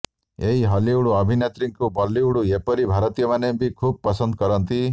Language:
Odia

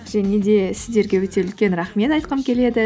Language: Kazakh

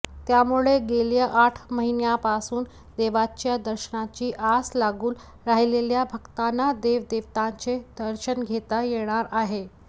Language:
Marathi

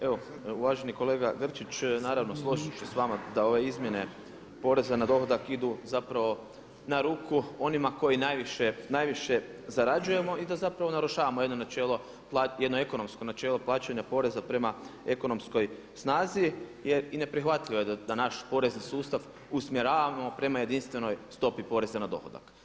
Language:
Croatian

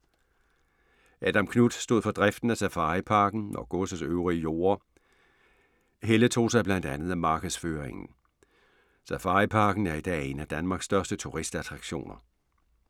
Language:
Danish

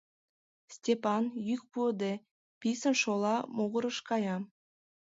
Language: Mari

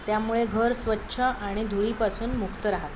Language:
Marathi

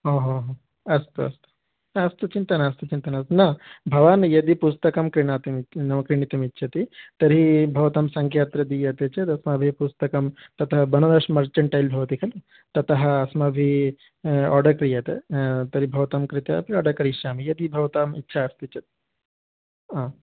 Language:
Sanskrit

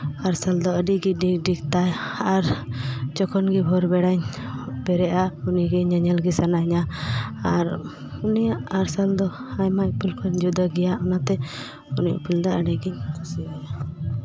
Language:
Santali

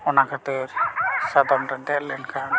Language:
Santali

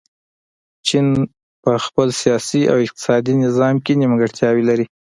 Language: Pashto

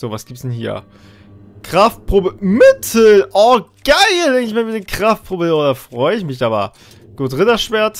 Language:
German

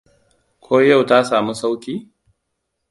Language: Hausa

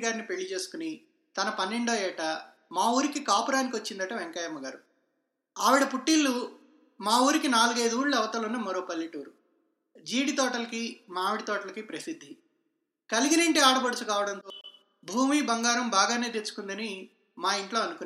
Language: Telugu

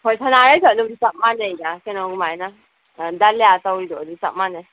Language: Manipuri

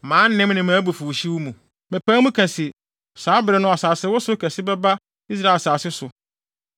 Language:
Akan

